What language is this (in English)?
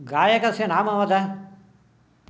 Sanskrit